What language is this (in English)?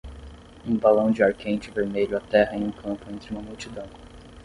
Portuguese